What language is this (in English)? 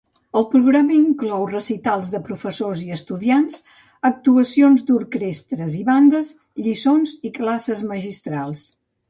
Catalan